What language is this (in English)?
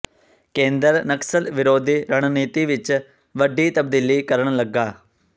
Punjabi